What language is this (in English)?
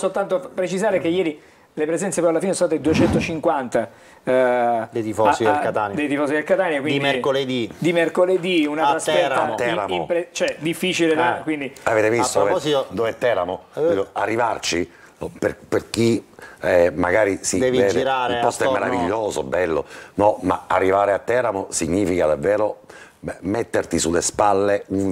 Italian